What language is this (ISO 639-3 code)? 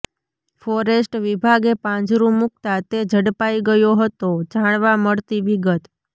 guj